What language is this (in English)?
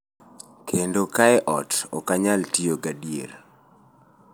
Luo (Kenya and Tanzania)